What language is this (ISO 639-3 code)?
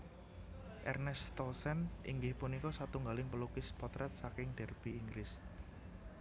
jav